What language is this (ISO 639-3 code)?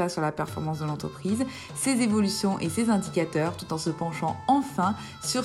fra